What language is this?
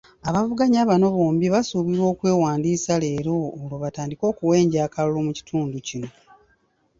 Ganda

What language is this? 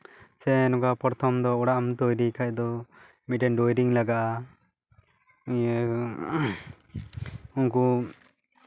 Santali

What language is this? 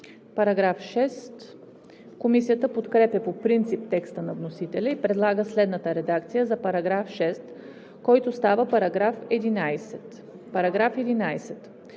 Bulgarian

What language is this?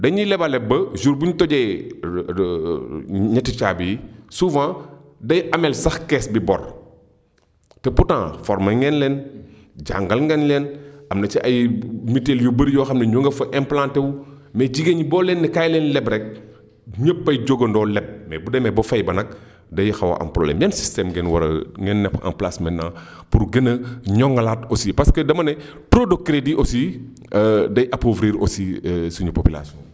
Wolof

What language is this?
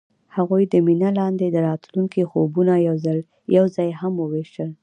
Pashto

